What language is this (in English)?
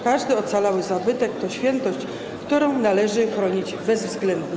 Polish